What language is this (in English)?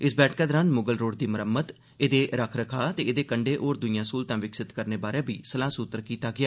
Dogri